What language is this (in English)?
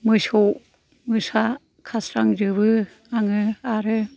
Bodo